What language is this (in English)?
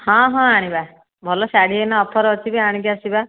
Odia